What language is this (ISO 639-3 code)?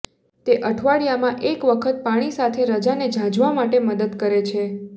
guj